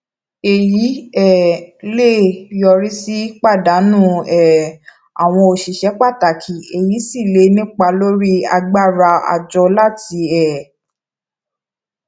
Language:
Yoruba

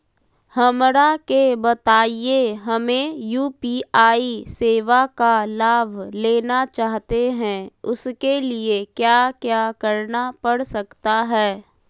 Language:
Magahi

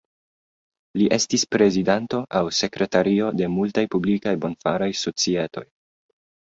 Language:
Esperanto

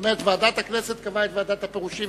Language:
Hebrew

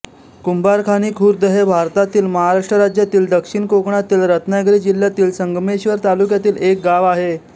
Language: Marathi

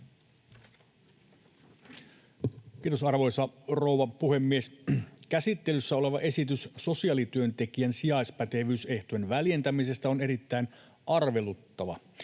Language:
Finnish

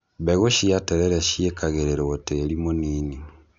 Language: Kikuyu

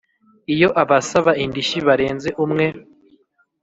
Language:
Kinyarwanda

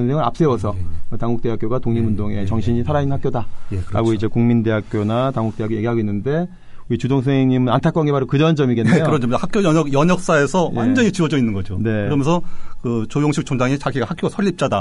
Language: Korean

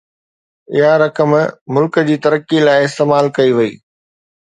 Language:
Sindhi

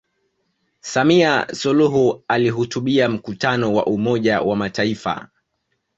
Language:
Swahili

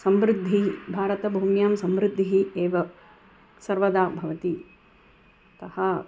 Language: Sanskrit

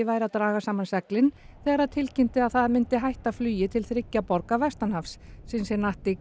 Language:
Icelandic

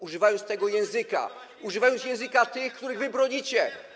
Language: Polish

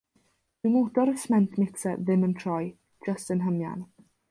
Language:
Welsh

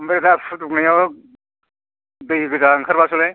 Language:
Bodo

